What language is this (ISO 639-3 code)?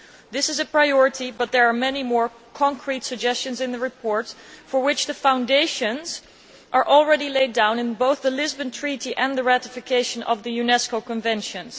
eng